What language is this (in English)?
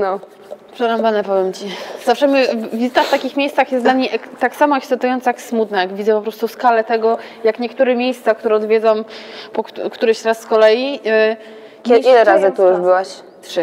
Polish